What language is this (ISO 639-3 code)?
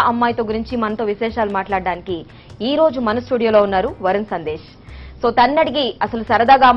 tel